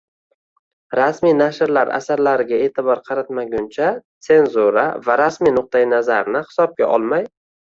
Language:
Uzbek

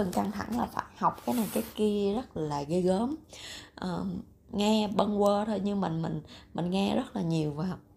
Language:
Vietnamese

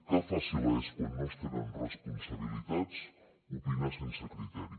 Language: Catalan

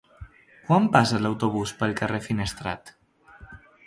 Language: Catalan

